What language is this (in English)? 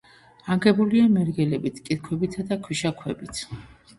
Georgian